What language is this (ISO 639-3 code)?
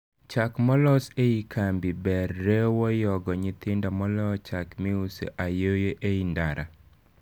luo